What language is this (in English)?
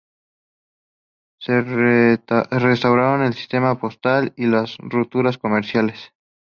Spanish